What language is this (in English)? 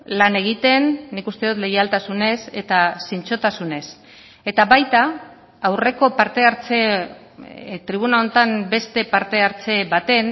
Basque